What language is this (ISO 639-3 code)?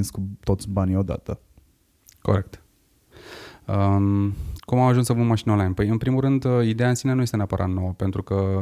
ron